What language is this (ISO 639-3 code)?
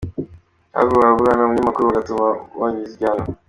kin